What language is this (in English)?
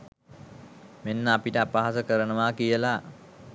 Sinhala